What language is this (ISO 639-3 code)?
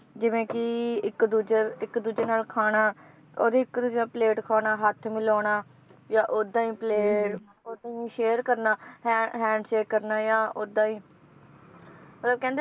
pan